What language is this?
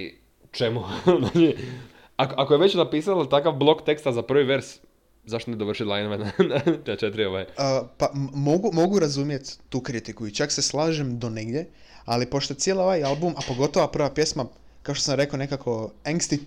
Croatian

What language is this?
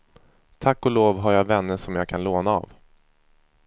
Swedish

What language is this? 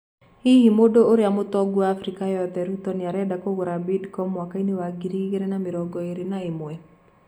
Kikuyu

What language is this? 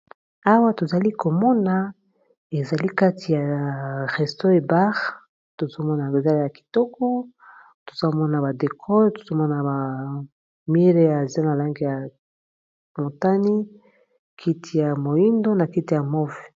Lingala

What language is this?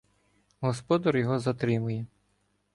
Ukrainian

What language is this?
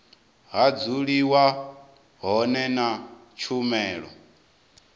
Venda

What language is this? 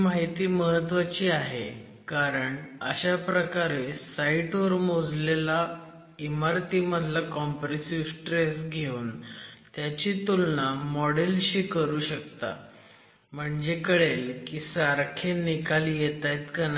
Marathi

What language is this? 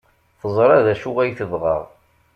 Kabyle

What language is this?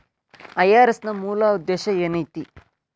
Kannada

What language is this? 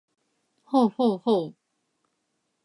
Japanese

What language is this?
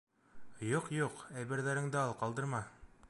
Bashkir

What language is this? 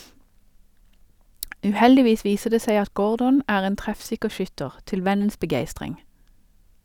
Norwegian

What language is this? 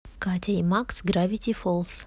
Russian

